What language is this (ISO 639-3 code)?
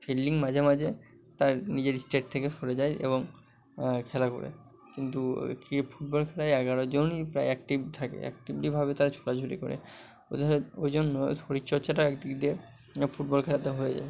ben